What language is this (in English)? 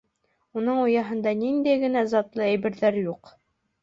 Bashkir